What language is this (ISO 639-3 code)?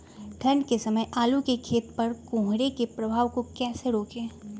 mag